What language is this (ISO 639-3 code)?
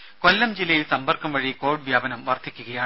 mal